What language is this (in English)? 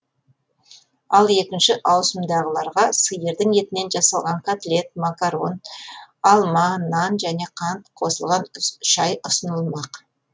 Kazakh